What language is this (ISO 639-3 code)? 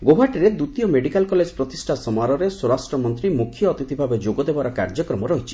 ori